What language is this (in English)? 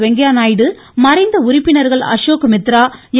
Tamil